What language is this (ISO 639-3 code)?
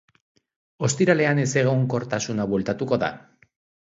eus